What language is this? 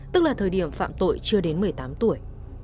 Vietnamese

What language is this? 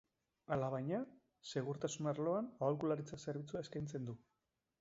Basque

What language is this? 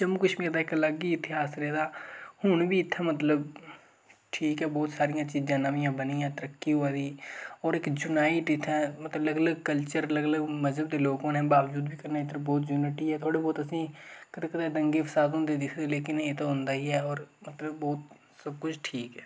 Dogri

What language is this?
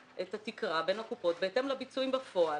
Hebrew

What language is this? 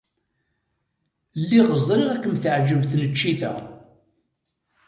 Kabyle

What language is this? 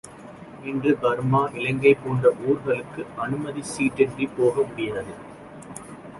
Tamil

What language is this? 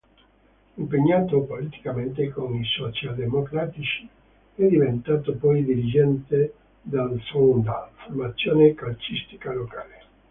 Italian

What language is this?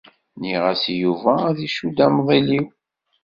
Kabyle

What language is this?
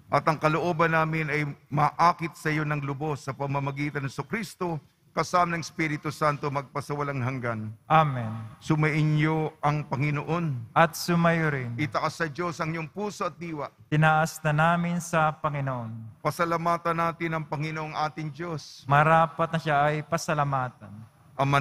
Filipino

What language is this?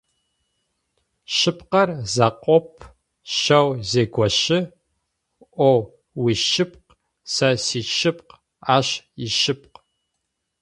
Adyghe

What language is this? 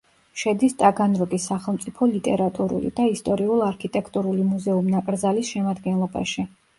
Georgian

